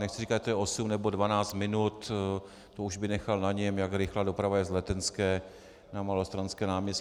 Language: Czech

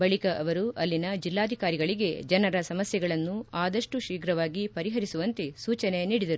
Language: Kannada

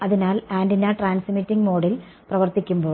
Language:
Malayalam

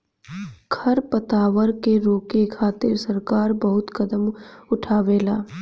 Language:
Bhojpuri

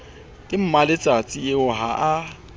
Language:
Southern Sotho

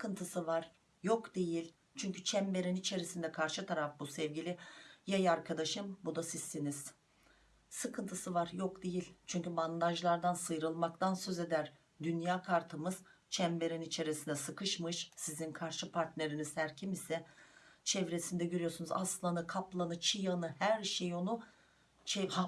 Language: Turkish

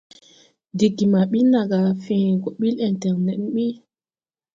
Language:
Tupuri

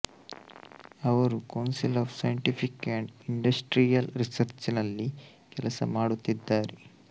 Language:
Kannada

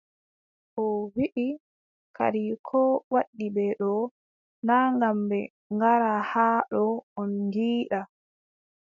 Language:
Adamawa Fulfulde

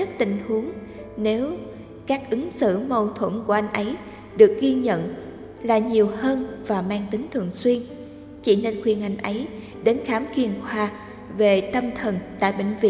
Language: Vietnamese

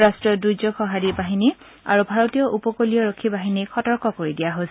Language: Assamese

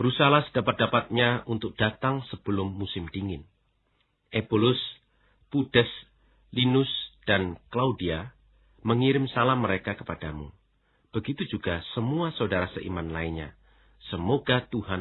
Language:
Indonesian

